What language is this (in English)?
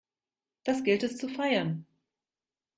German